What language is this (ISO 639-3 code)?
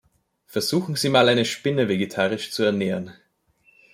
deu